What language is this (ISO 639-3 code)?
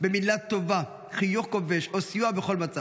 heb